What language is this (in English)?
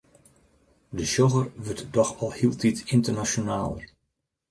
Western Frisian